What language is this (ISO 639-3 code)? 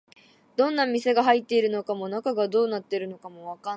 jpn